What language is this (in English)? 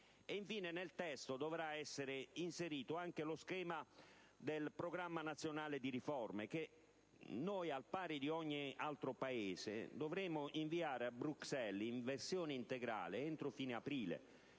Italian